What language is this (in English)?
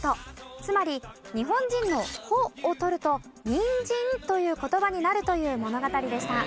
Japanese